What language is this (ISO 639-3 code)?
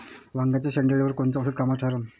mar